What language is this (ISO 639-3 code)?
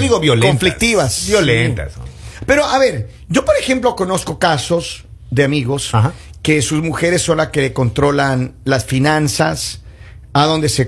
spa